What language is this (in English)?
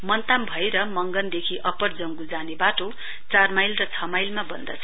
Nepali